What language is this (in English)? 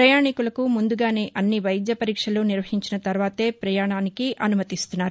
Telugu